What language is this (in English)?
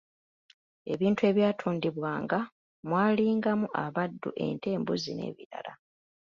Ganda